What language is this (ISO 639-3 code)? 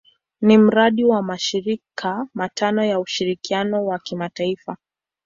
swa